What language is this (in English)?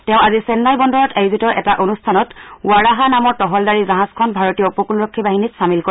Assamese